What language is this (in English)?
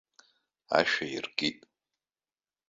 Abkhazian